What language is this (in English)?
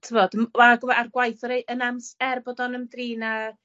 Welsh